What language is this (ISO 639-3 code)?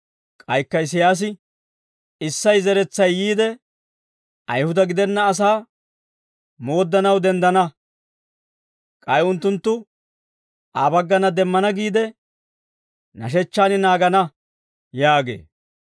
dwr